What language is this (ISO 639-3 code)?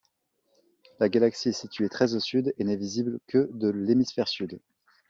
fra